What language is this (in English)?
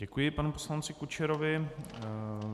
Czech